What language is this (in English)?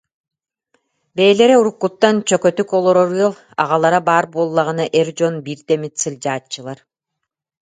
Yakut